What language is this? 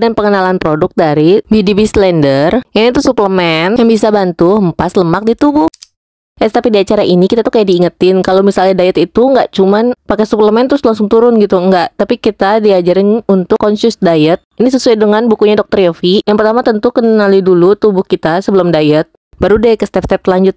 Indonesian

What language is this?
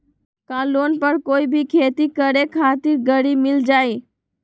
Magahi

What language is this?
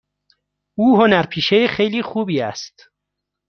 Persian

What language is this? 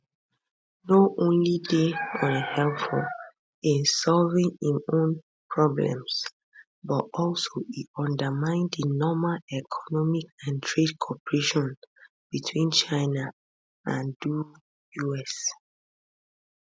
Nigerian Pidgin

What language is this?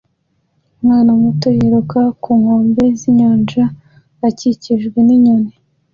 Kinyarwanda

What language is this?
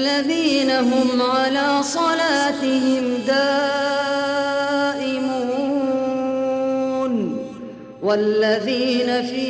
Arabic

